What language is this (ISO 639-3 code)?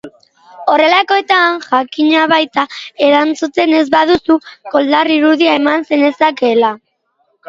eus